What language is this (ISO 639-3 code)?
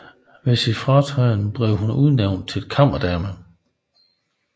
dan